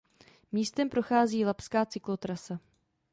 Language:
Czech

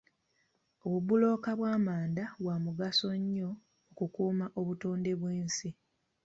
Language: Ganda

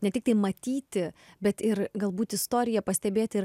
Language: Lithuanian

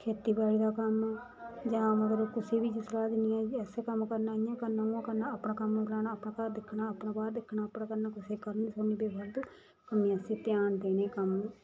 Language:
Dogri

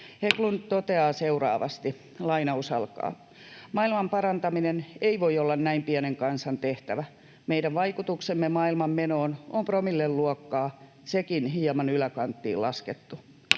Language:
Finnish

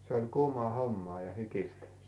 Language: Finnish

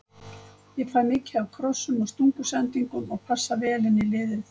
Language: Icelandic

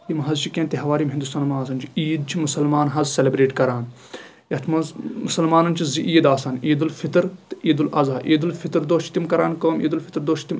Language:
Kashmiri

